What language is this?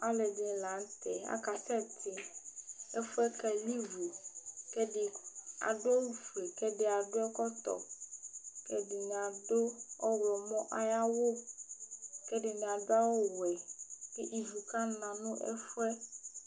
Ikposo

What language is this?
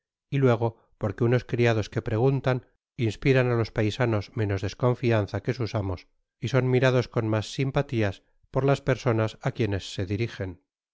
Spanish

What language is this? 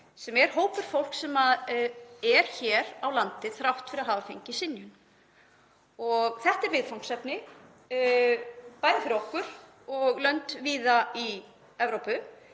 Icelandic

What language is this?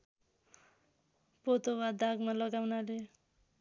Nepali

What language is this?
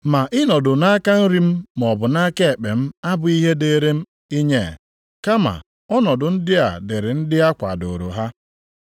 Igbo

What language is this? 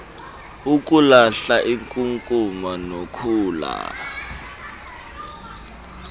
Xhosa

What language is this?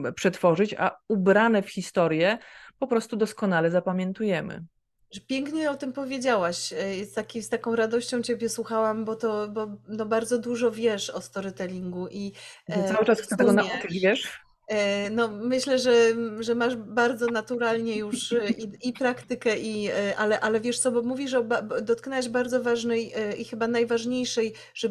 Polish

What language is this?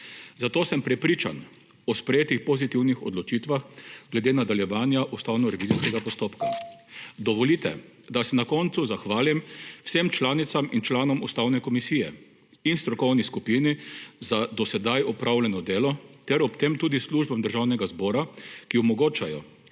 Slovenian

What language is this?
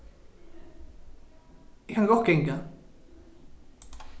Faroese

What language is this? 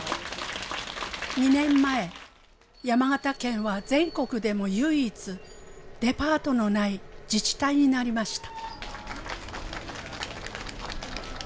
Japanese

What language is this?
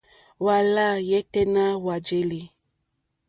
Mokpwe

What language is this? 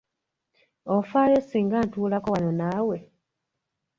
Ganda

